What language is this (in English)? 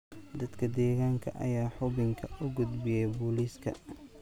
Somali